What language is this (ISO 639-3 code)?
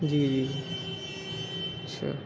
urd